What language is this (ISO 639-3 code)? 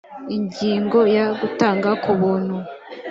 kin